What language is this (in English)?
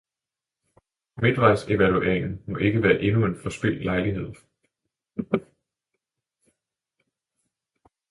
Danish